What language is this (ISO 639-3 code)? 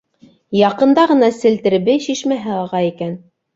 bak